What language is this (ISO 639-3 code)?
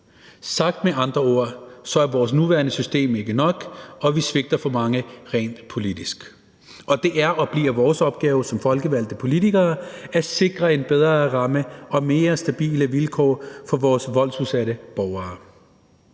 dan